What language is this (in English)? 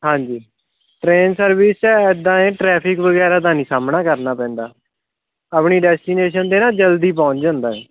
Punjabi